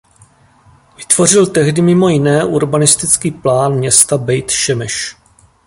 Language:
Czech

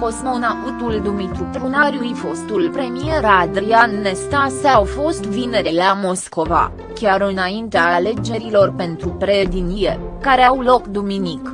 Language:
Romanian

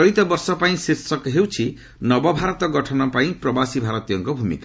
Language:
Odia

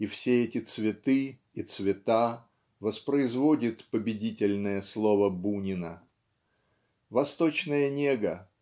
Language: Russian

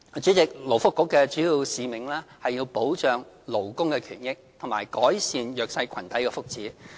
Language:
Cantonese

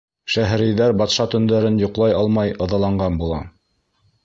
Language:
Bashkir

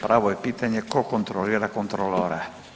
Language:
Croatian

